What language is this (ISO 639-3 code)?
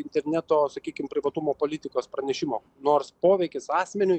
lit